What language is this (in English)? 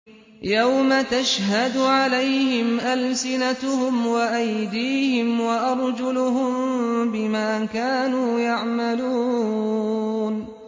Arabic